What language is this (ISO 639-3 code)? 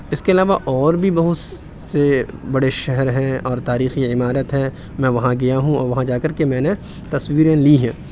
urd